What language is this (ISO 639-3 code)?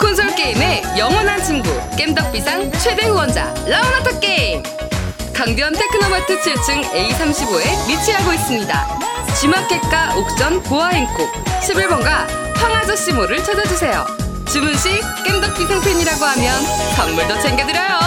kor